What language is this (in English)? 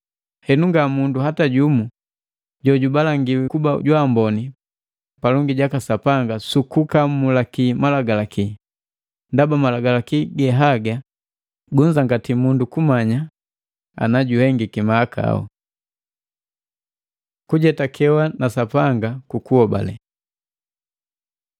Matengo